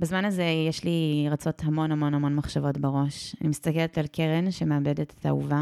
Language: Hebrew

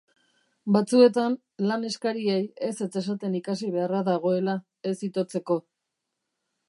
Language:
Basque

